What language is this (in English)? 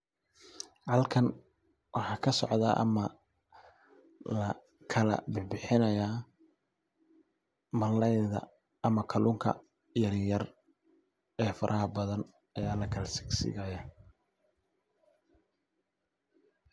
Somali